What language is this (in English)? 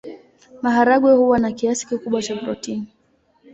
Swahili